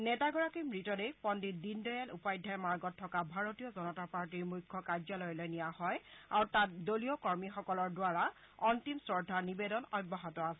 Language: Assamese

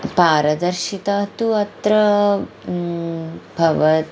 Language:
Sanskrit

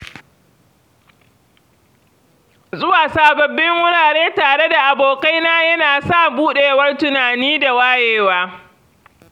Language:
Hausa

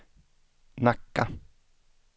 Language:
Swedish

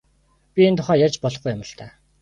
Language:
Mongolian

